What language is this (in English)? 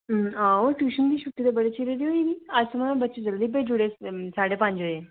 Dogri